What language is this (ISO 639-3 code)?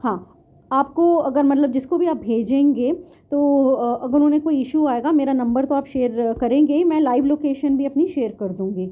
urd